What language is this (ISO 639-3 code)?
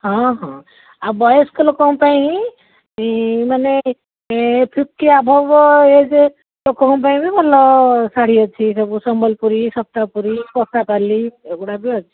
ori